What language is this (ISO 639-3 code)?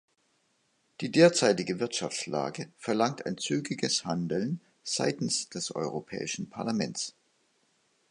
deu